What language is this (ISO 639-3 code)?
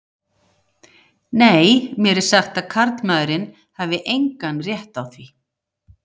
isl